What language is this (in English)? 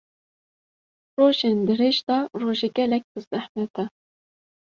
Kurdish